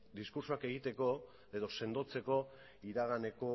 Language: Basque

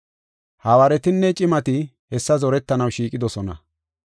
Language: Gofa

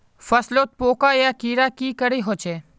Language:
Magahi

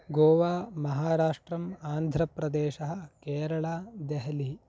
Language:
Sanskrit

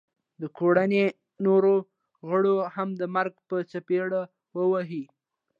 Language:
Pashto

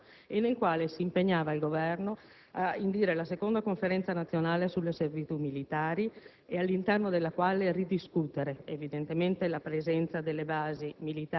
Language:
Italian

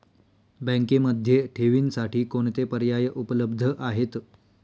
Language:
Marathi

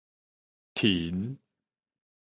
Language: Min Nan Chinese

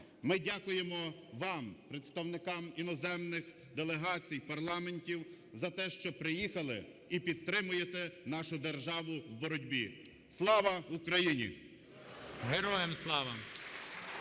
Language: Ukrainian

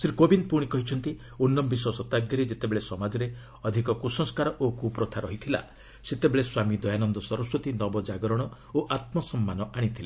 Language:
Odia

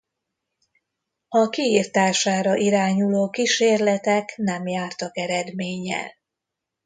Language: Hungarian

